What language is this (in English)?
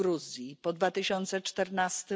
Polish